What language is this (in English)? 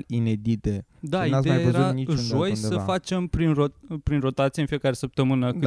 Romanian